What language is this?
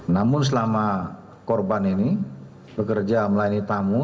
Indonesian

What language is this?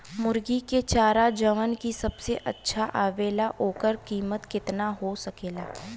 Bhojpuri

